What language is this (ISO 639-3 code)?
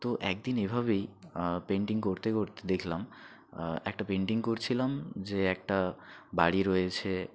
ben